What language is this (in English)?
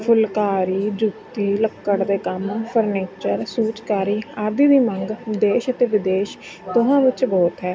Punjabi